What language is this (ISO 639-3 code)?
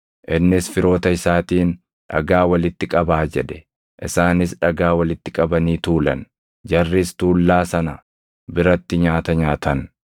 orm